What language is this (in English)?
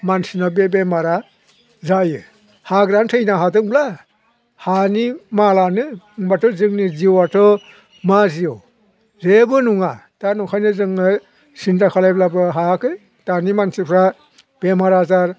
Bodo